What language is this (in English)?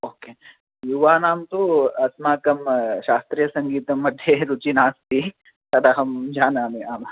Sanskrit